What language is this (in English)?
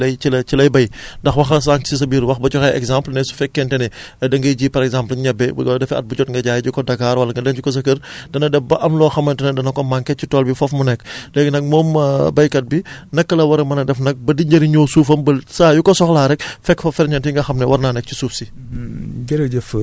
Wolof